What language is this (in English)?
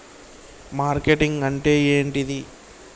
Telugu